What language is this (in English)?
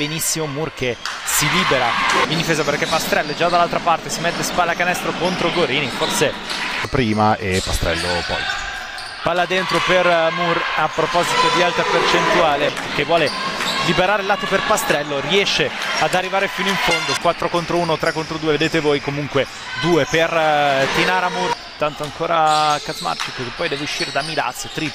Italian